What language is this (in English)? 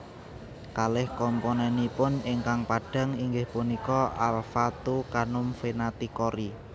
Javanese